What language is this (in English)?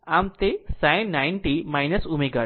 Gujarati